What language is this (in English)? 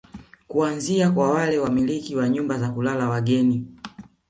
Swahili